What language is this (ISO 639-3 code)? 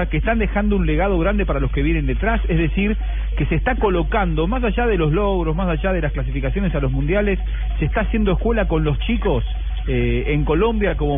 spa